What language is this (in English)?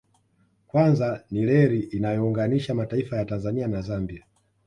Swahili